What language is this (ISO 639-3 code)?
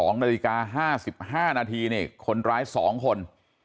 tha